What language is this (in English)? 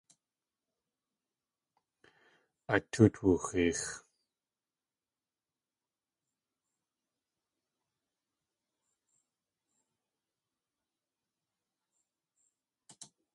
Tlingit